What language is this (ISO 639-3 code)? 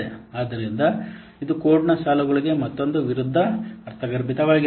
kan